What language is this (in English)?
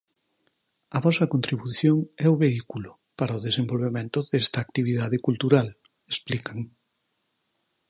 Galician